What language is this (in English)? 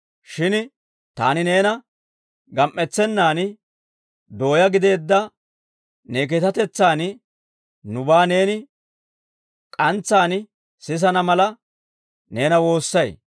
Dawro